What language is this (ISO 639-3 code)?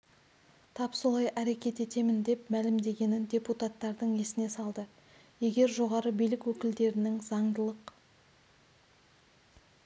kaz